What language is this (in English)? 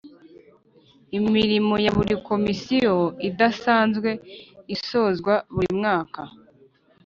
Kinyarwanda